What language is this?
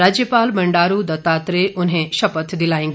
Hindi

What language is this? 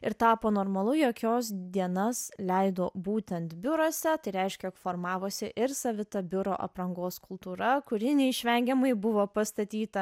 Lithuanian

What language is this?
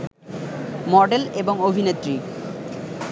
Bangla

